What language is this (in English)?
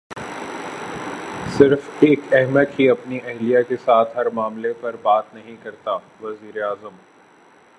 Urdu